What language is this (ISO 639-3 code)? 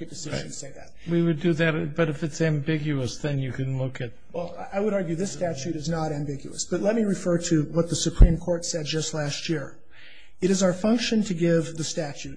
eng